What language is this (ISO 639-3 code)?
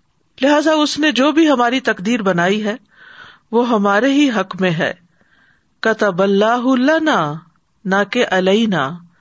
urd